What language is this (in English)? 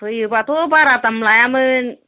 Bodo